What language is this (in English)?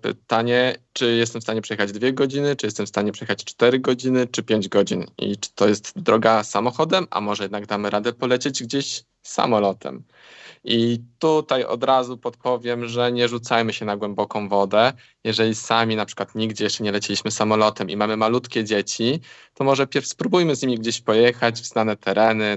Polish